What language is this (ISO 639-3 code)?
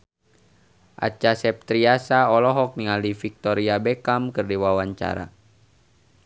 sun